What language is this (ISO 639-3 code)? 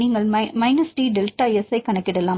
tam